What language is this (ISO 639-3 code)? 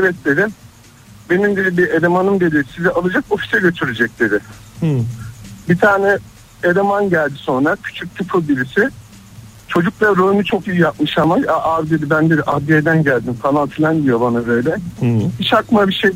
tur